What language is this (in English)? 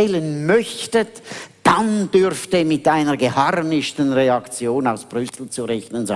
German